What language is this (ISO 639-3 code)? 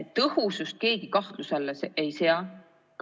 est